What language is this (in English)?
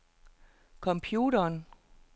Danish